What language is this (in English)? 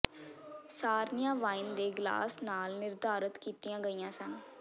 Punjabi